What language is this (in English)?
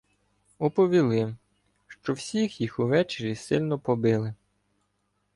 Ukrainian